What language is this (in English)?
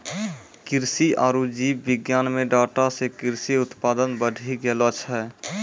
Maithili